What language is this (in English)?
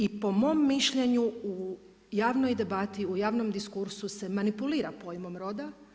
Croatian